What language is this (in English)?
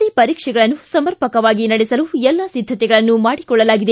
Kannada